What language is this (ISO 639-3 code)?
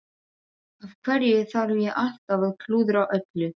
isl